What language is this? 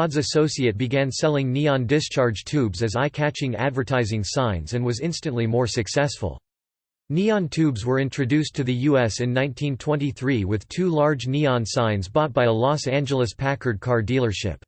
English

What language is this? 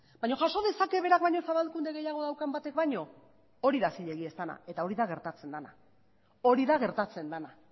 Basque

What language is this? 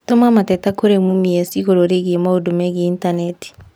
Kikuyu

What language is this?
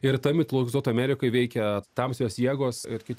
Lithuanian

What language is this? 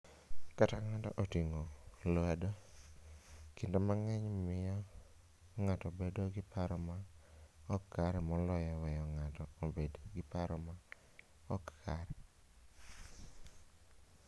Luo (Kenya and Tanzania)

